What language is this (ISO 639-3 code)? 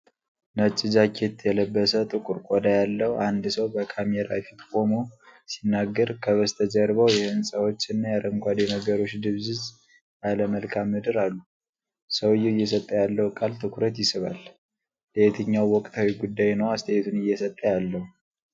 amh